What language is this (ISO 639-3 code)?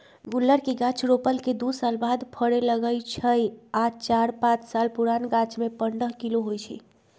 mag